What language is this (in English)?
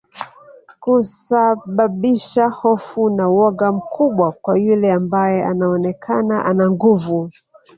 Swahili